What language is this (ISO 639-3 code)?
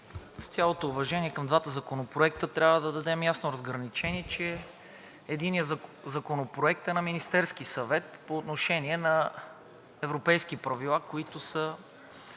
bul